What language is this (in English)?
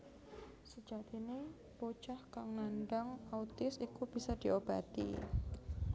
Javanese